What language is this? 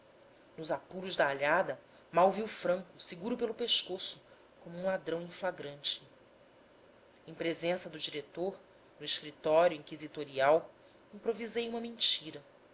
Portuguese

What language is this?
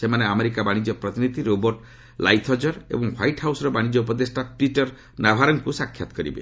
Odia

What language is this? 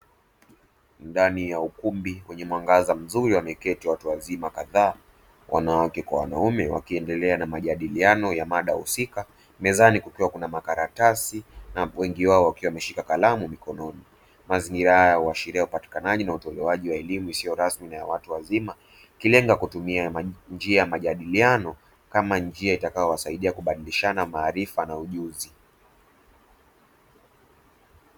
Swahili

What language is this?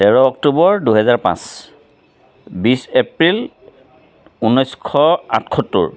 Assamese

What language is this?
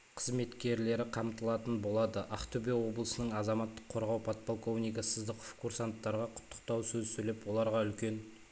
Kazakh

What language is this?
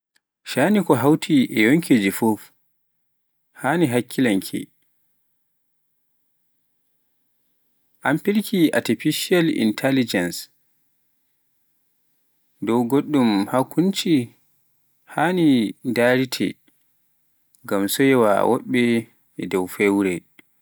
Pular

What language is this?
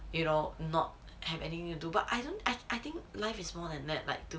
English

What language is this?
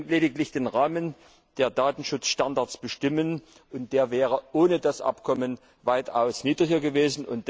German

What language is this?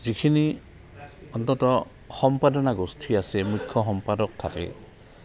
Assamese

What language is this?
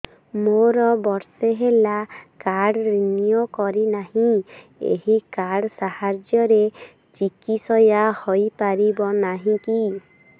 Odia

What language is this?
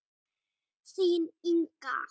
Icelandic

